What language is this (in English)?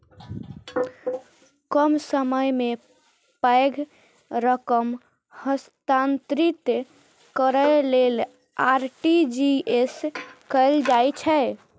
Maithili